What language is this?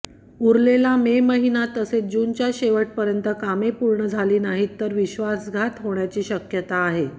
Marathi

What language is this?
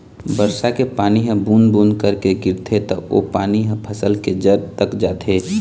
Chhattisgarhi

